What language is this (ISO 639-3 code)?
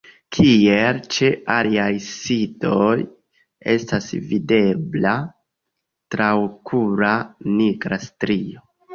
epo